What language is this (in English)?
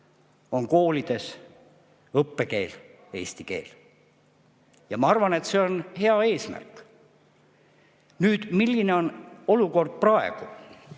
Estonian